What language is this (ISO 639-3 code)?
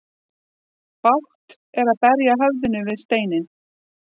isl